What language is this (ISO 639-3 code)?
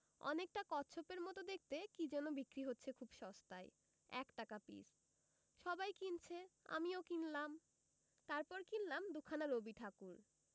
ben